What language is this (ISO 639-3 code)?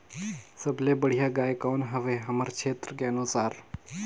hne